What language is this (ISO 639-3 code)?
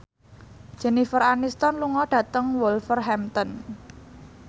jav